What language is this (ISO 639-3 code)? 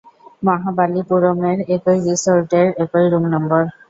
ben